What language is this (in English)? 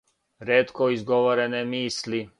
Serbian